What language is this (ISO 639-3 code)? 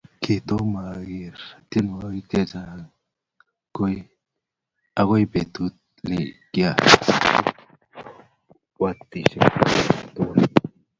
kln